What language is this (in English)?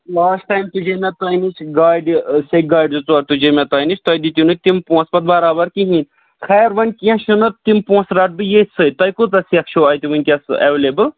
Kashmiri